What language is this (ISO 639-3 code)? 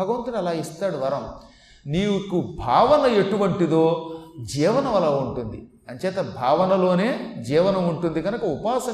tel